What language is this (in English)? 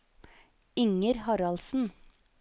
Norwegian